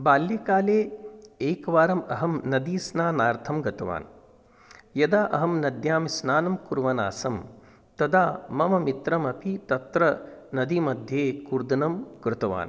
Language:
Sanskrit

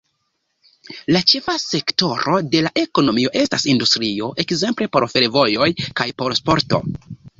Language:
Esperanto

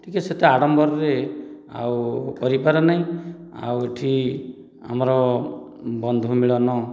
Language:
Odia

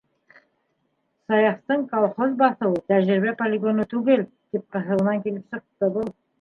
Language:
Bashkir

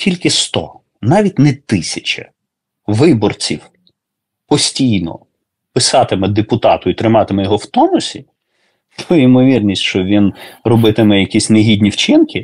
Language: Ukrainian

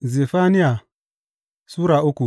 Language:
Hausa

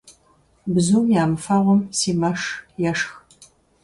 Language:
Kabardian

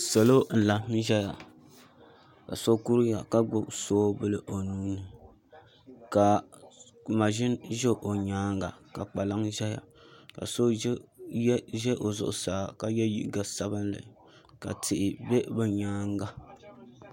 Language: Dagbani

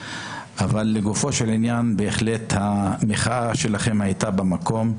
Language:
Hebrew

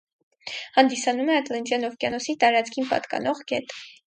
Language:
Armenian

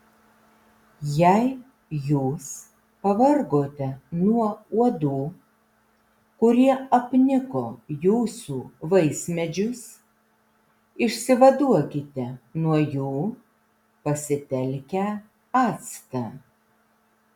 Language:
Lithuanian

